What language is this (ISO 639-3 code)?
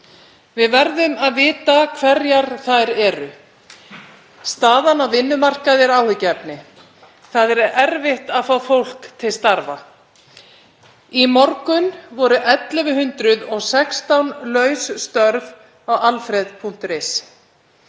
isl